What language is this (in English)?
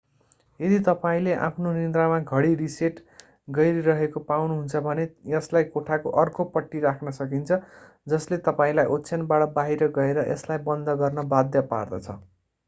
Nepali